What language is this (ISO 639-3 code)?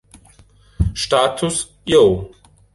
deu